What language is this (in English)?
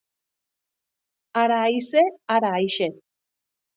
Basque